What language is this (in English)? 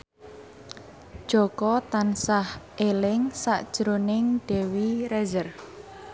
Javanese